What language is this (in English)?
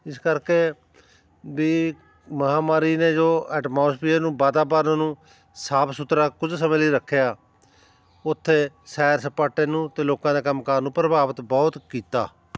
Punjabi